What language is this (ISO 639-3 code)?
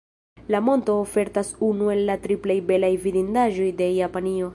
epo